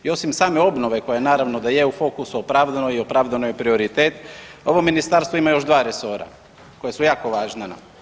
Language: Croatian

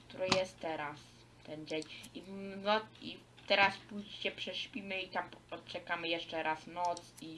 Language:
Polish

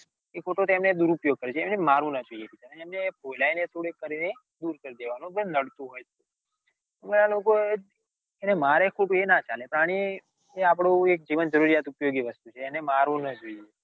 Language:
Gujarati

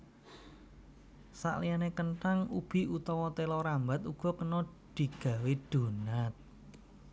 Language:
Javanese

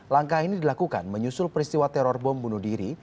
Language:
Indonesian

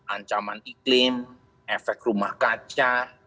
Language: Indonesian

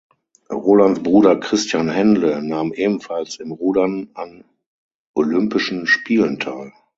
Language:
German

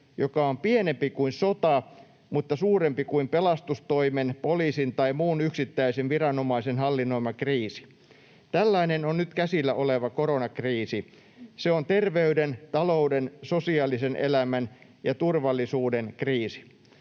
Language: Finnish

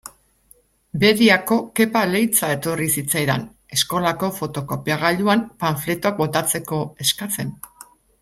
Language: Basque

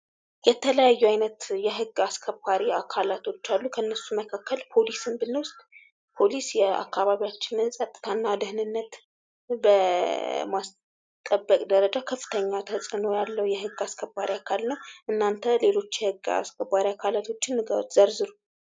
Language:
Amharic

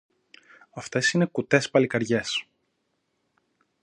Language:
Greek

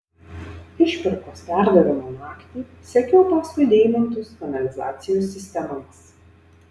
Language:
Lithuanian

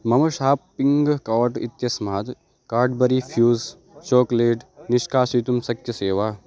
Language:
Sanskrit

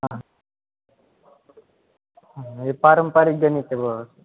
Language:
Marathi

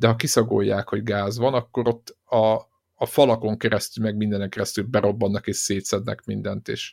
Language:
Hungarian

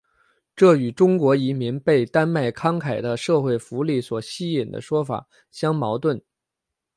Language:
Chinese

